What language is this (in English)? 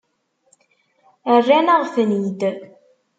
Kabyle